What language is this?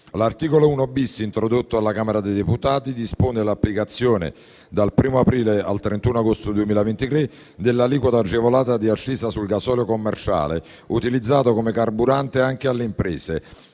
Italian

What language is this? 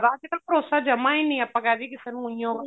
Punjabi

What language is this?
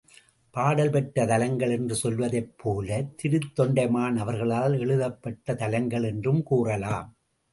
Tamil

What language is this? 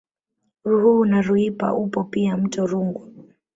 Swahili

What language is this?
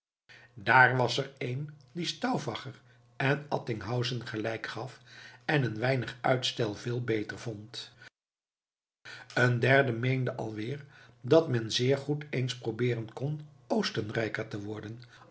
Dutch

